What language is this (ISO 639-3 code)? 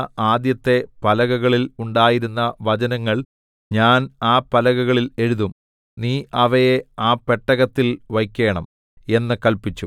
mal